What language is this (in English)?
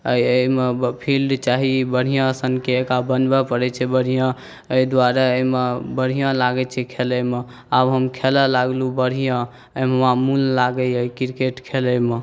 Maithili